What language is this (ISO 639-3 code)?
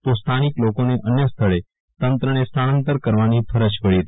guj